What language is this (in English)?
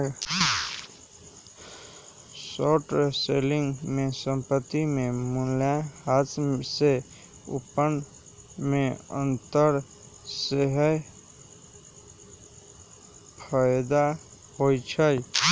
Magahi